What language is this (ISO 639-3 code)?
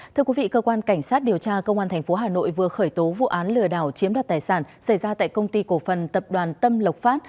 vie